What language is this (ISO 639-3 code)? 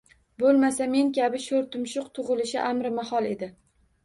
uzb